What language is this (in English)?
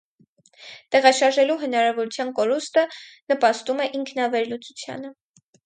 Armenian